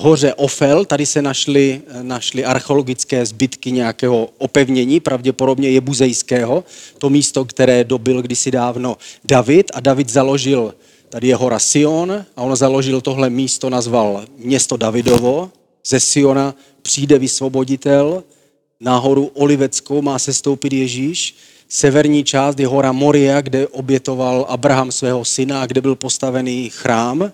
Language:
Czech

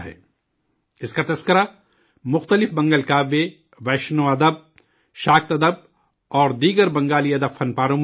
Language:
Urdu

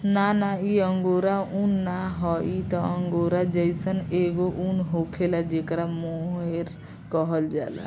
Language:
Bhojpuri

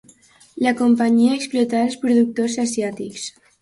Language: Catalan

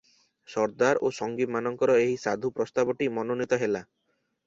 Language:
Odia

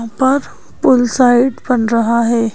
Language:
Hindi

